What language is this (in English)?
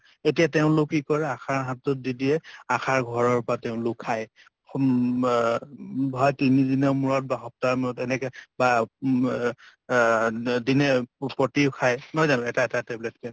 Assamese